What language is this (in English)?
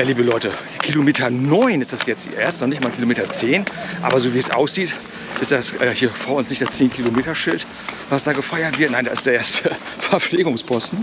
German